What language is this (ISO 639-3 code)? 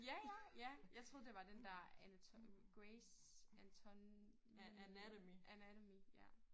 dan